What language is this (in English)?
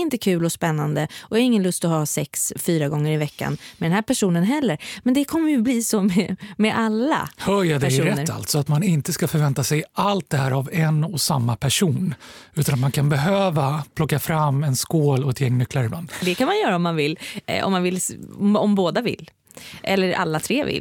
Swedish